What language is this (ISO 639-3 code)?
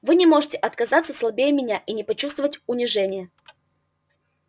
rus